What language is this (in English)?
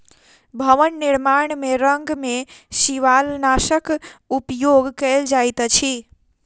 Maithili